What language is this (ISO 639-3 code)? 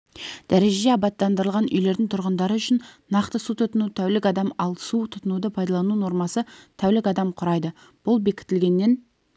kaz